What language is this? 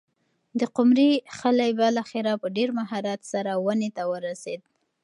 Pashto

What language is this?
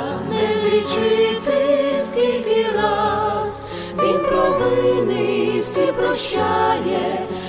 Ukrainian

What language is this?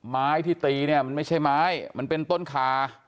Thai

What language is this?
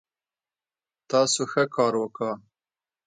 Pashto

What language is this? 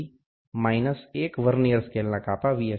Gujarati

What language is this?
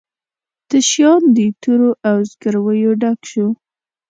Pashto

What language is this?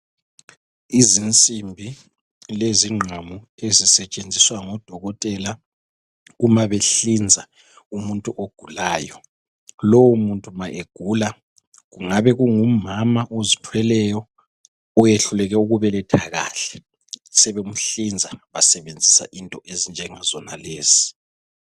North Ndebele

